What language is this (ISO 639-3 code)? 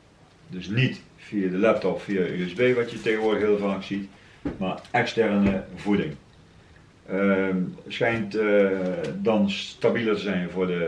nld